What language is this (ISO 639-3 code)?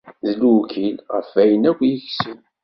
kab